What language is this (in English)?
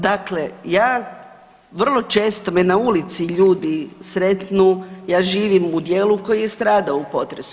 Croatian